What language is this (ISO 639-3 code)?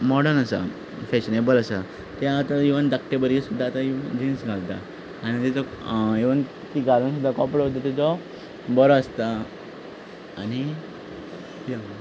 kok